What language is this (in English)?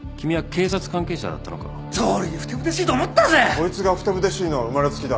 Japanese